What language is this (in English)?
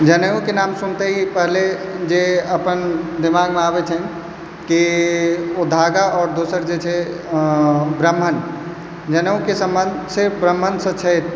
Maithili